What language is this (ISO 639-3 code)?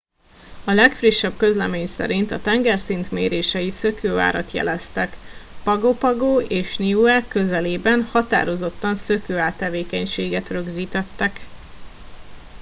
hun